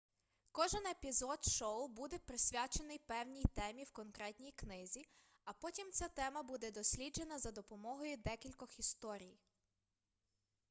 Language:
Ukrainian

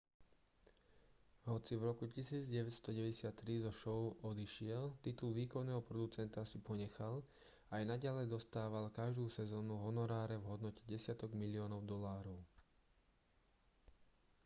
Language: Slovak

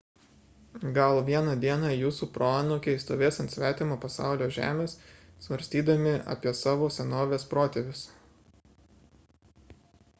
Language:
Lithuanian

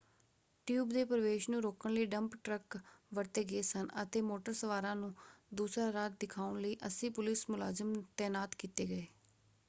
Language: Punjabi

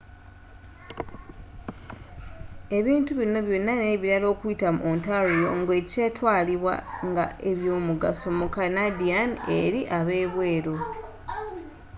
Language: Ganda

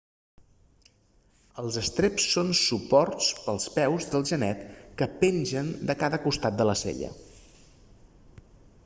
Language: Catalan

